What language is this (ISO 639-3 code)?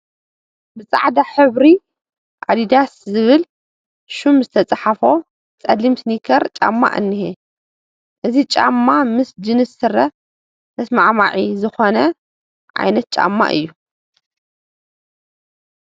tir